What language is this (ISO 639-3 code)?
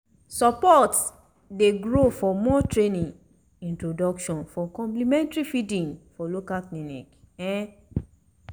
pcm